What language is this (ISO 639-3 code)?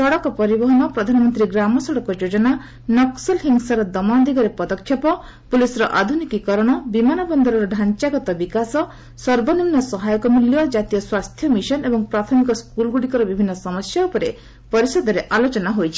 ori